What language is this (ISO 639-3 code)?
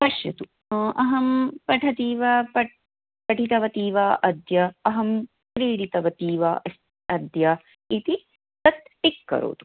san